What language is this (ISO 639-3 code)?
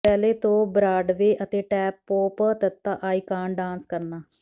pan